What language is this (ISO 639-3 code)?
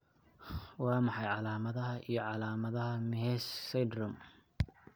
som